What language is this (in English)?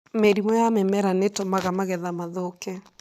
Kikuyu